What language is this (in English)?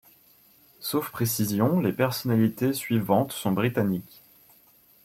French